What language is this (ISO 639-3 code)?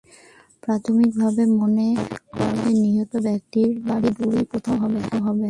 ben